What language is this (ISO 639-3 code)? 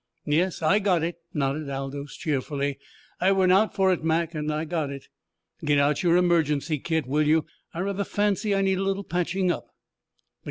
eng